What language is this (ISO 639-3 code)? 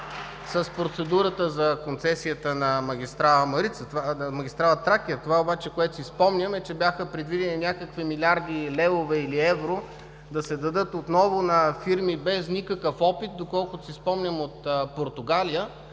bul